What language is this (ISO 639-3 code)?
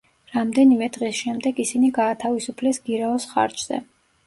kat